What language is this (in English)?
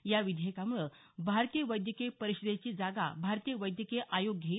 Marathi